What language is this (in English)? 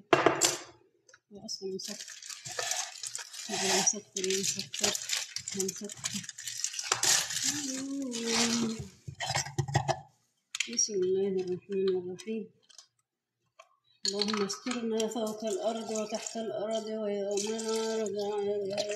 Arabic